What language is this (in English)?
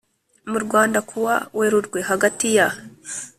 Kinyarwanda